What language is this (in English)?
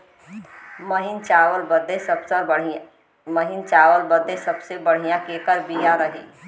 Bhojpuri